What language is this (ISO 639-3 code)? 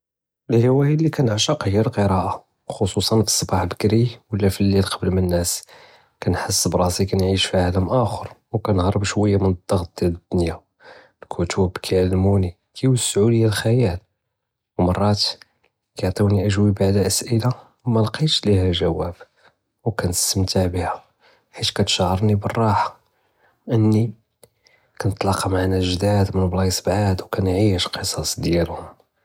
jrb